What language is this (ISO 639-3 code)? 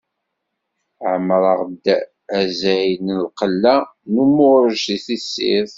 kab